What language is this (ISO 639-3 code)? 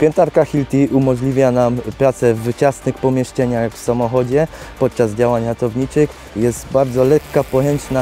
pol